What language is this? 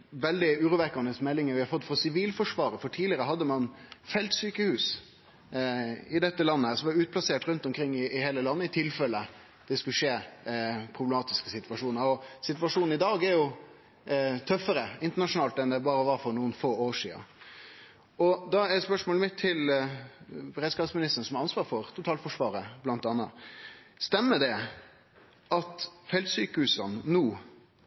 Norwegian Nynorsk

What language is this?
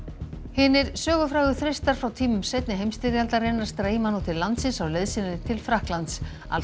Icelandic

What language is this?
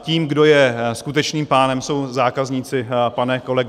Czech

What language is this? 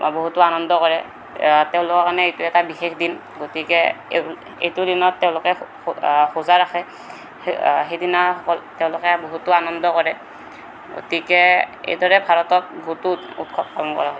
Assamese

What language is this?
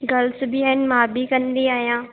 Sindhi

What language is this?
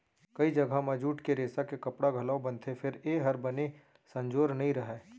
Chhattisgarhi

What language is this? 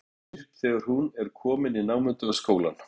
Icelandic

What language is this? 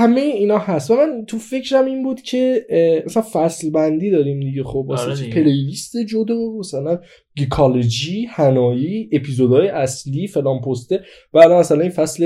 Persian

